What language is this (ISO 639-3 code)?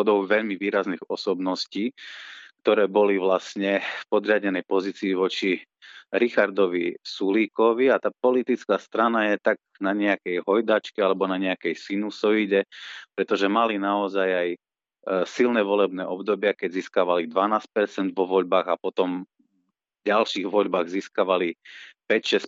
slk